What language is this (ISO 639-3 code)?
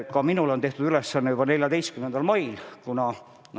est